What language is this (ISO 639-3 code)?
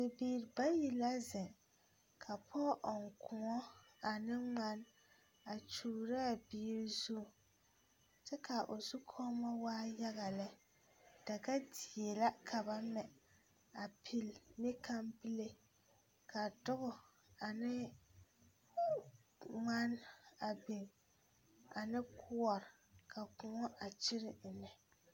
dga